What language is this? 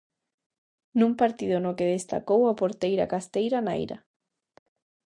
Galician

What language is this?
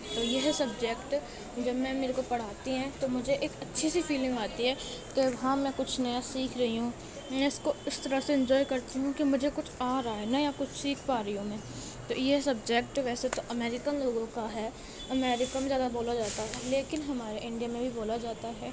Urdu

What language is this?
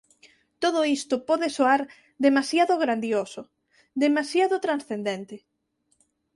Galician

